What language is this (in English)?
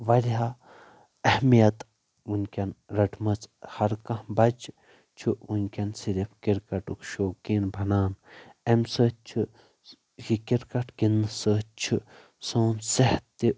Kashmiri